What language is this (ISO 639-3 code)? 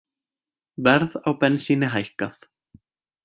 isl